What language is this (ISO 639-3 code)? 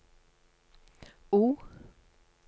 nor